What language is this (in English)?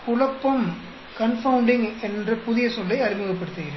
Tamil